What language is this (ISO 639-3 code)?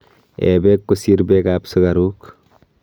kln